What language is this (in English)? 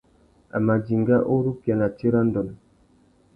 Tuki